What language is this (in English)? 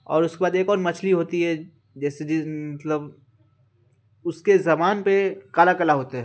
Urdu